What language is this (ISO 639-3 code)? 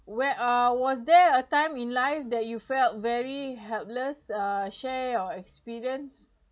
eng